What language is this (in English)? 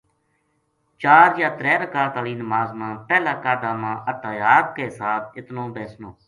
Gujari